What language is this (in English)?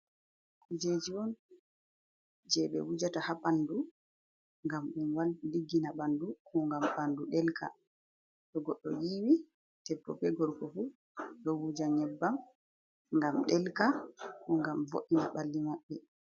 Fula